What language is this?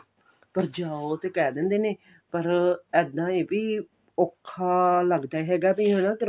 Punjabi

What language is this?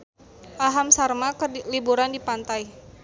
Sundanese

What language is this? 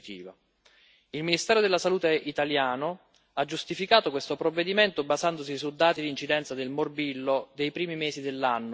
Italian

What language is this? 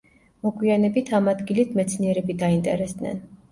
Georgian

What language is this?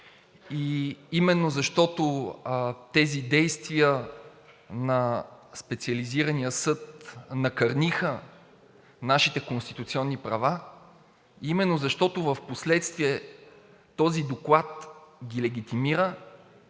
Bulgarian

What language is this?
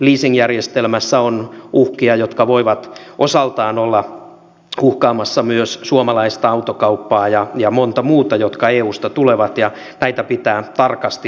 Finnish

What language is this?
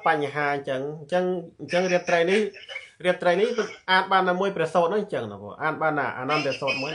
Thai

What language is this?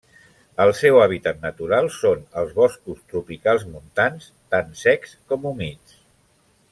Catalan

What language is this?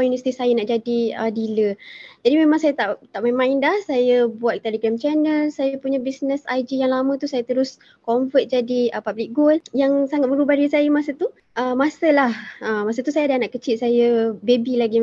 Malay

